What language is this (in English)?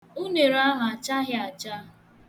Igbo